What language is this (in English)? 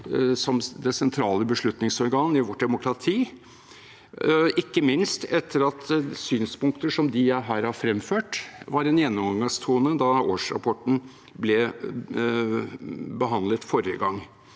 Norwegian